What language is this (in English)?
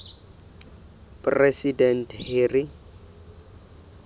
Southern Sotho